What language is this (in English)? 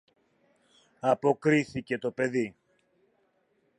Greek